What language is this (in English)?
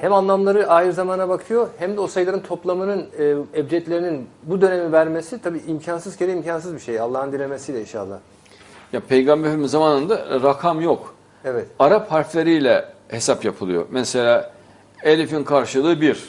Turkish